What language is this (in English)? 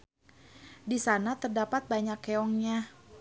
Sundanese